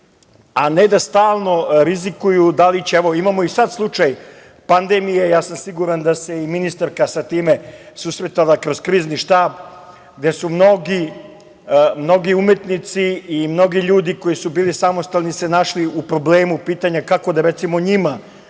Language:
Serbian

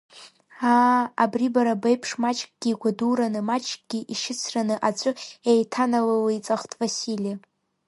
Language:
Abkhazian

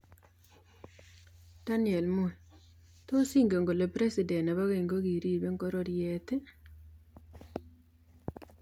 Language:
Kalenjin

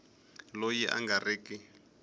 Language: Tsonga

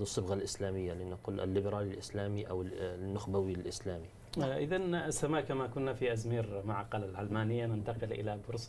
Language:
Arabic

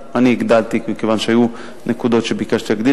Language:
Hebrew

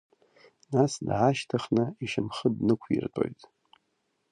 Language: Abkhazian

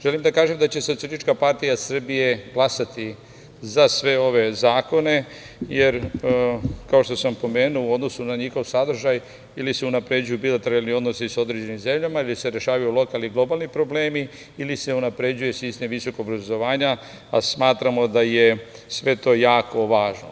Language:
Serbian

